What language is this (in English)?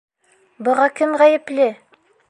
Bashkir